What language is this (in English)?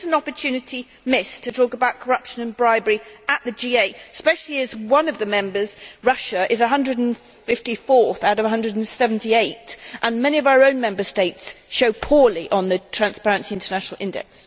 English